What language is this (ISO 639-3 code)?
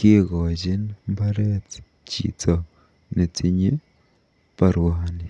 kln